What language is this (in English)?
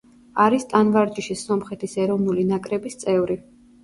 Georgian